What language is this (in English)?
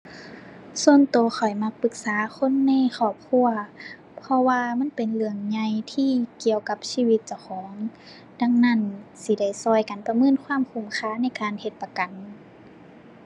Thai